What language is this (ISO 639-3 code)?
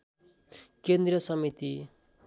nep